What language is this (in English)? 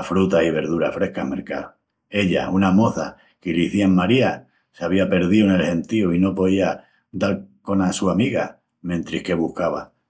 Extremaduran